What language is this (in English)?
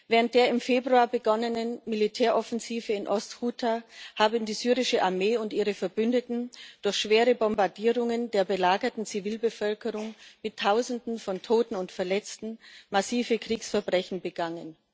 German